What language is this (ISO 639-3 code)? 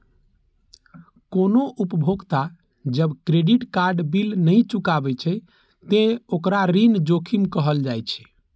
mai